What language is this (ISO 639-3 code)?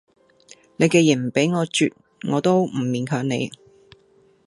yue